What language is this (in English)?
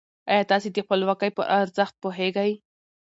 Pashto